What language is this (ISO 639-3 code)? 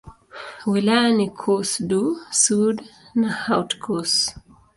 swa